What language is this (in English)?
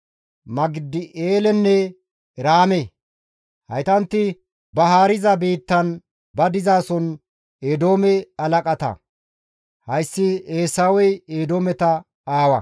Gamo